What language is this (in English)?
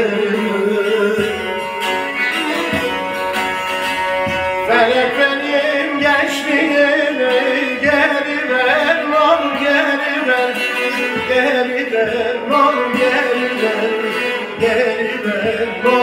Arabic